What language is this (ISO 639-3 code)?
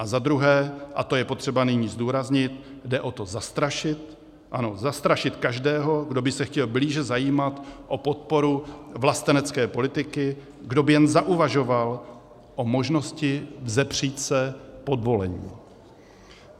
ces